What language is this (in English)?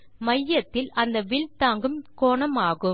Tamil